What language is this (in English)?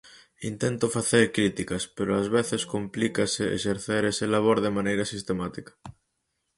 Galician